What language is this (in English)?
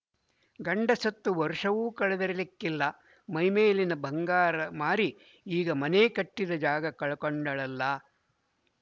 Kannada